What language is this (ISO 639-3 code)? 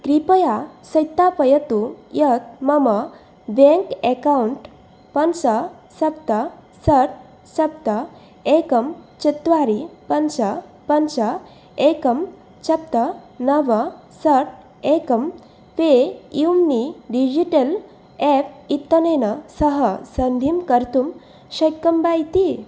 san